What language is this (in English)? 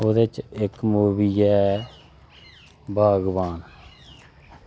Dogri